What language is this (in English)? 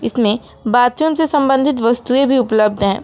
Hindi